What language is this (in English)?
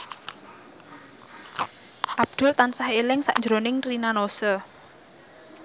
Javanese